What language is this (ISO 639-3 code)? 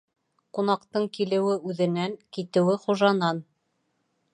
bak